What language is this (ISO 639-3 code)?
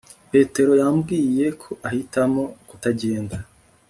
kin